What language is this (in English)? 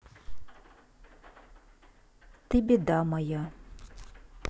Russian